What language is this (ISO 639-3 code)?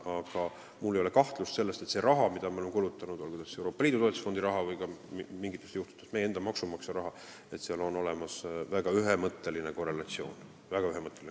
est